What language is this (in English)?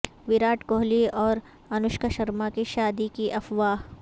Urdu